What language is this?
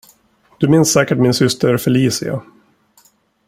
Swedish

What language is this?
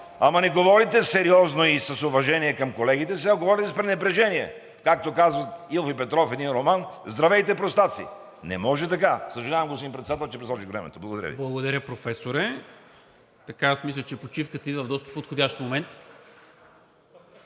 Bulgarian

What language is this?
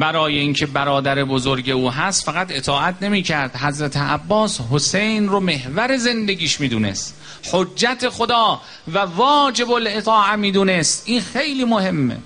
Persian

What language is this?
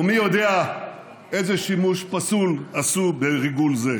Hebrew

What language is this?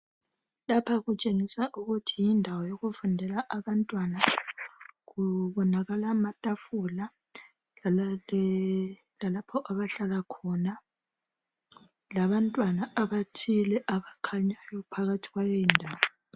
North Ndebele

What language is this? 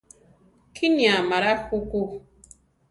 Central Tarahumara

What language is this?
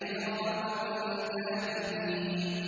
Arabic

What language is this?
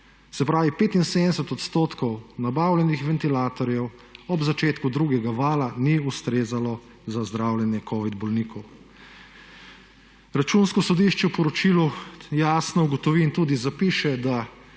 Slovenian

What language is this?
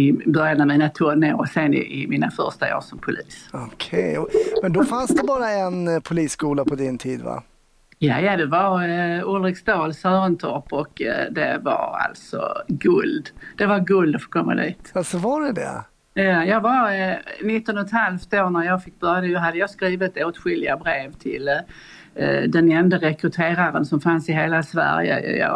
Swedish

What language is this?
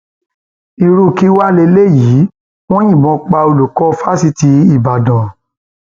Yoruba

